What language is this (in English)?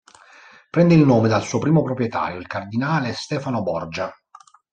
Italian